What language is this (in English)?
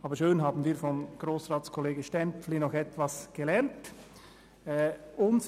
Swiss German